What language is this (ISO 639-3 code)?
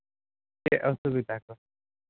sat